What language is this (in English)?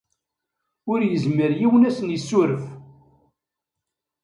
Kabyle